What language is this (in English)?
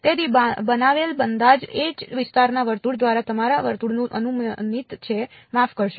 Gujarati